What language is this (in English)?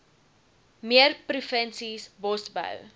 Afrikaans